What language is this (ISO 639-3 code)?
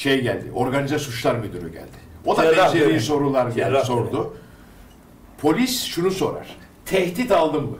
tur